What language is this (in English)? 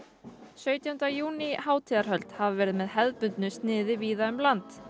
Icelandic